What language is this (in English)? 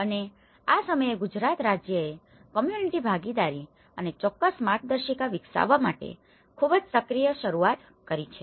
Gujarati